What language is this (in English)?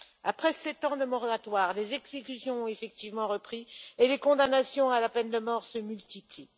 French